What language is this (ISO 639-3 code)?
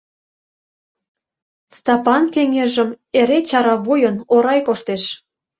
chm